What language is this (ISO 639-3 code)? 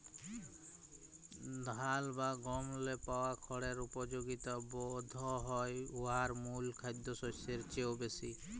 ben